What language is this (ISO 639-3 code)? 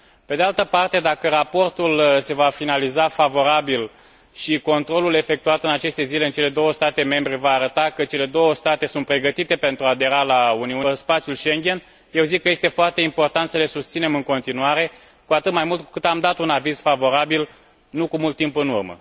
ron